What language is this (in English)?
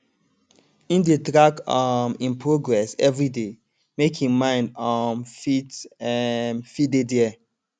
Nigerian Pidgin